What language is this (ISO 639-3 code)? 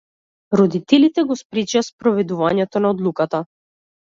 mkd